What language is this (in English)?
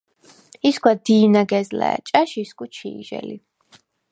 Svan